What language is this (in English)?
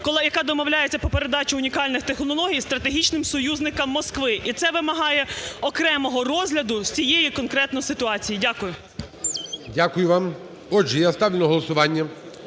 Ukrainian